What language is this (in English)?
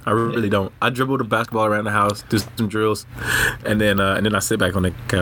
English